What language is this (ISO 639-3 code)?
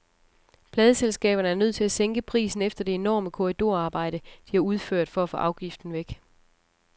dan